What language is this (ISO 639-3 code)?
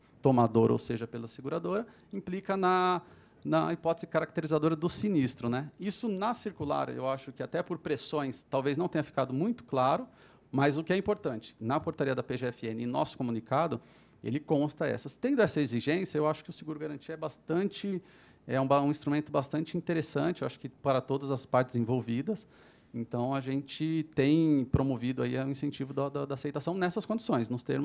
por